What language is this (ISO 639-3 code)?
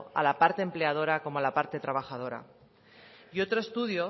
spa